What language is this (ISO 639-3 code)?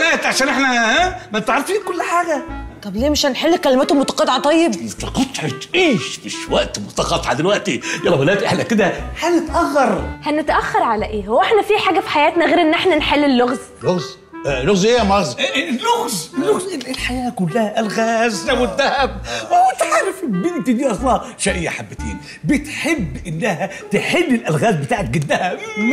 ara